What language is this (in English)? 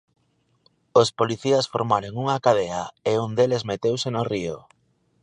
Galician